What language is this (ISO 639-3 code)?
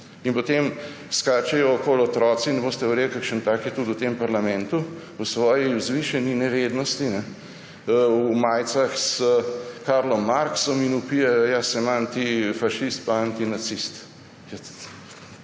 slv